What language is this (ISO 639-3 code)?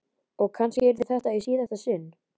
isl